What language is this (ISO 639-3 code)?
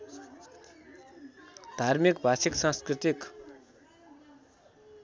nep